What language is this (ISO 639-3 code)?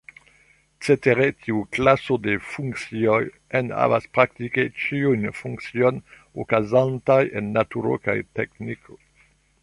epo